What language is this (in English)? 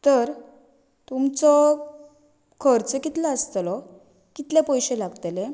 Konkani